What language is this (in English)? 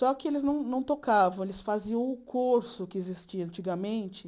Portuguese